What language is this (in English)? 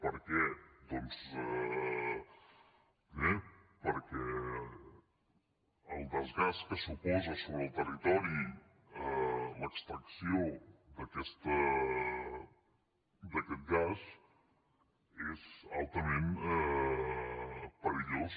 Catalan